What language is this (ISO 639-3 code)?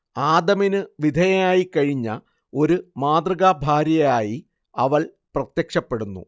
mal